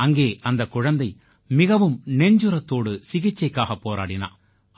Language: Tamil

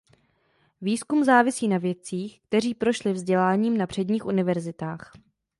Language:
Czech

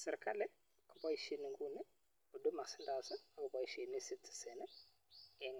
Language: Kalenjin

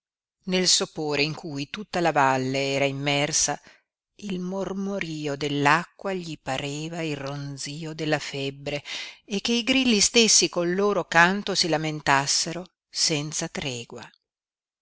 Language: Italian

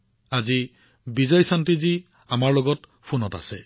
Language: Assamese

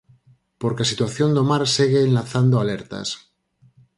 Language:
Galician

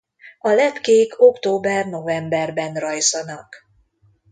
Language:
Hungarian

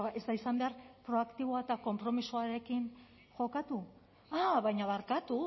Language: Basque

